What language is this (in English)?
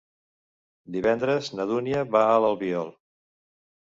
Catalan